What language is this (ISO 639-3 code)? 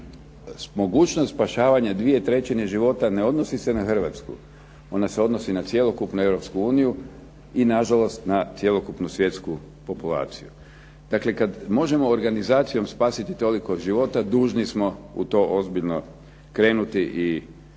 hrv